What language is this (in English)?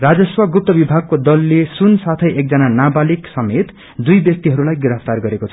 Nepali